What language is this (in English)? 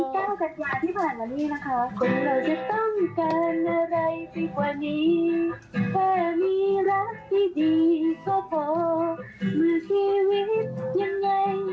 Thai